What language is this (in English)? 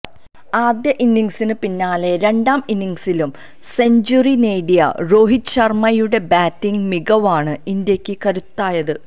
Malayalam